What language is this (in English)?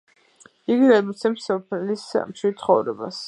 Georgian